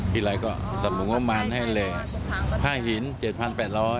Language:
Thai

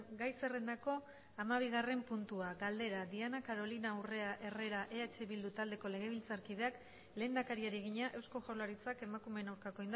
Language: Basque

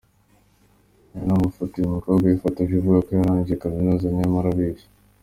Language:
Kinyarwanda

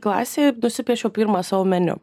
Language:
Lithuanian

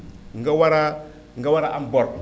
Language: Wolof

